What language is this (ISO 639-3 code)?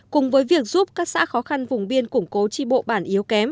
vie